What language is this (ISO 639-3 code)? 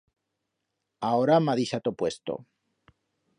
arg